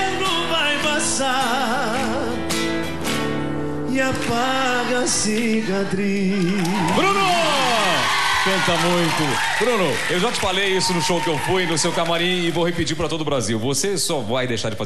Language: Portuguese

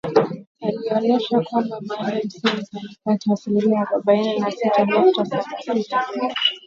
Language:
Swahili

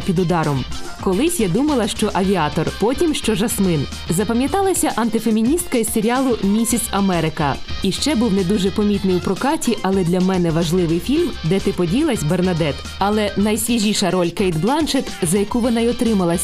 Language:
Ukrainian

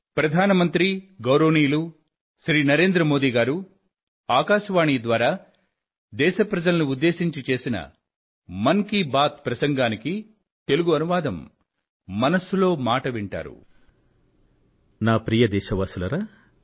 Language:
Telugu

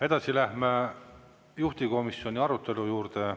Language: Estonian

